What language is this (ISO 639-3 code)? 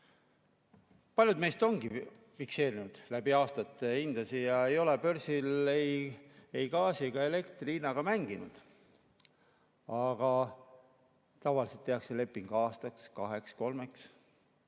est